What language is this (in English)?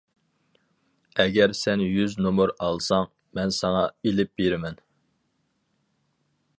Uyghur